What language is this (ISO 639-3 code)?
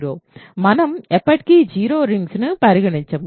tel